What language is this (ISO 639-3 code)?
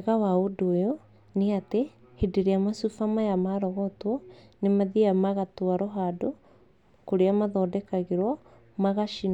kik